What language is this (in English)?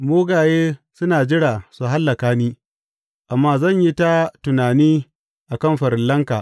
Hausa